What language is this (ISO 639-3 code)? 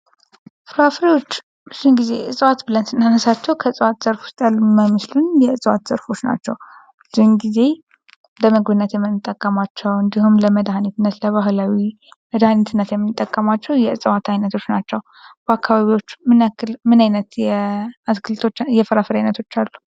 amh